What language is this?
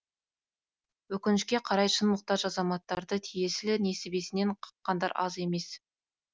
Kazakh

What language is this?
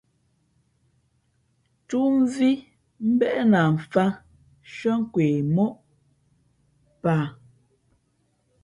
Fe'fe'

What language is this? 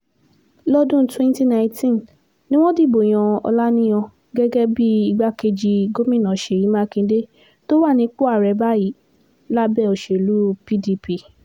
Yoruba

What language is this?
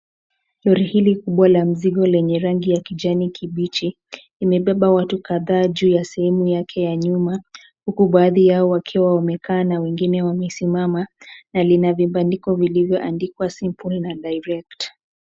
Swahili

